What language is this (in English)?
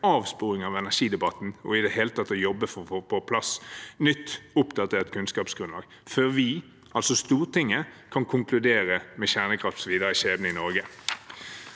Norwegian